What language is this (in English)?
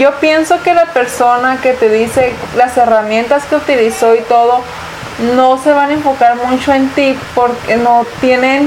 Spanish